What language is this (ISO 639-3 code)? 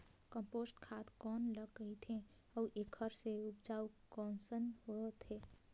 hne